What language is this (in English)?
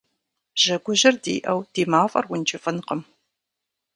Kabardian